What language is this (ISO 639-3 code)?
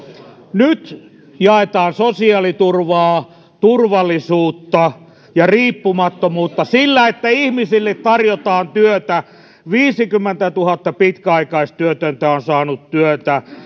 fin